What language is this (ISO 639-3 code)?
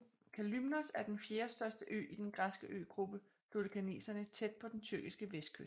dan